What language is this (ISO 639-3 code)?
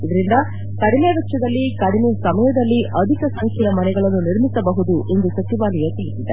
kan